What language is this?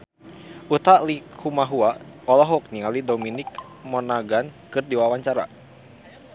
Sundanese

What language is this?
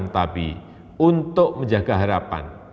Indonesian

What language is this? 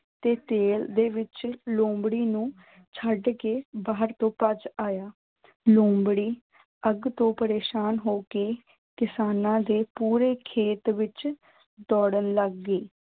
Punjabi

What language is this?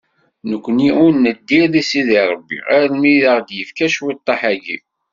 Kabyle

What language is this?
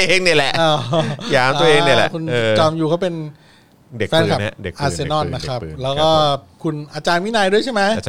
Thai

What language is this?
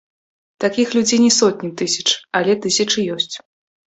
Belarusian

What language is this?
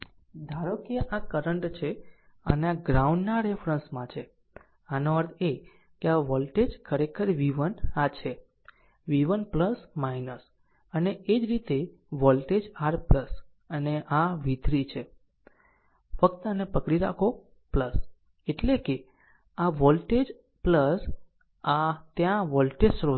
Gujarati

